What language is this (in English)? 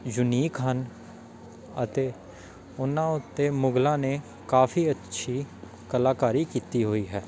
Punjabi